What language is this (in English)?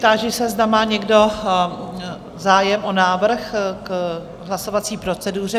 Czech